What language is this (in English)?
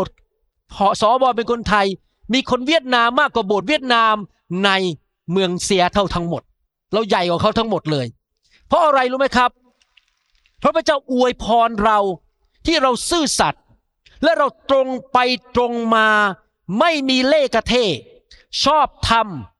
Thai